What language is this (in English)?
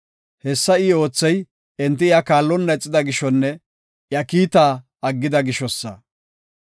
Gofa